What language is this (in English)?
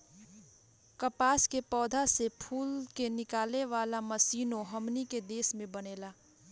Bhojpuri